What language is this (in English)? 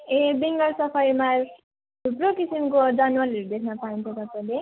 Nepali